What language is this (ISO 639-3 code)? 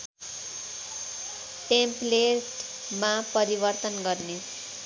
nep